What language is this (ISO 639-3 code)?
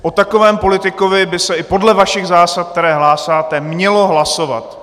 ces